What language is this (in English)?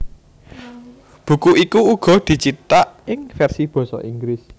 Javanese